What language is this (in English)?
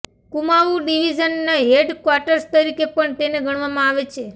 Gujarati